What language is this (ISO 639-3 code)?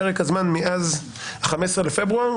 heb